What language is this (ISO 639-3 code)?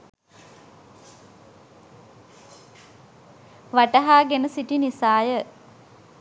sin